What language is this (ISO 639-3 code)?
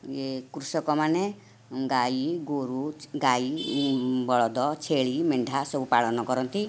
ori